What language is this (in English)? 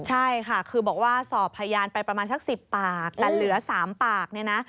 Thai